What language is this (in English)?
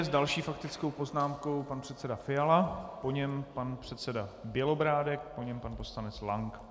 Czech